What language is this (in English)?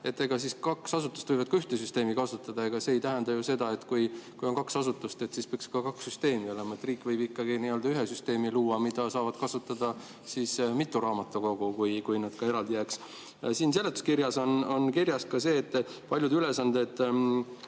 Estonian